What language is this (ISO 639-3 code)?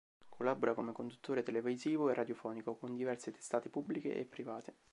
ita